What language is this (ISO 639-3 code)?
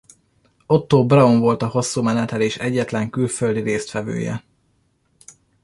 hun